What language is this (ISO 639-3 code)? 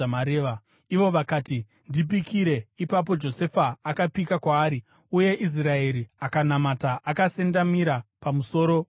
sna